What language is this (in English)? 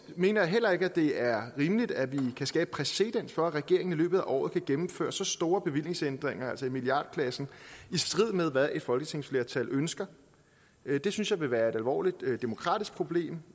Danish